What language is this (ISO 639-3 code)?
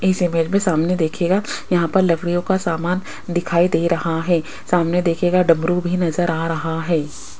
hin